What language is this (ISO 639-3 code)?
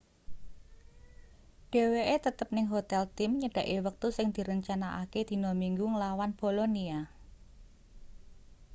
jav